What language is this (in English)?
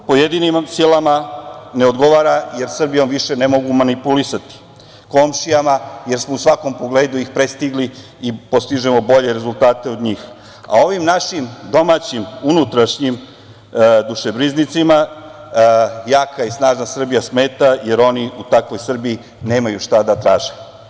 Serbian